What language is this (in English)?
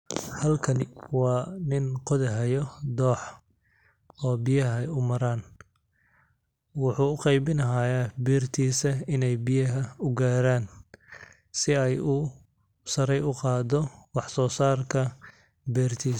Somali